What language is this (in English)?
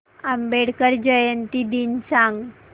Marathi